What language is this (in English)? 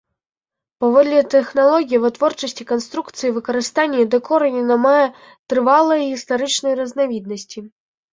Belarusian